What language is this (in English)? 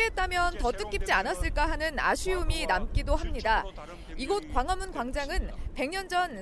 Korean